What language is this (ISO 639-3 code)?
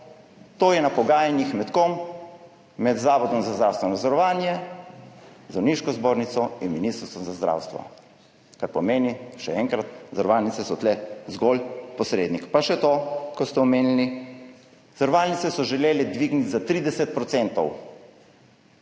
slv